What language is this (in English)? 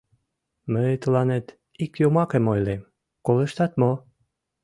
Mari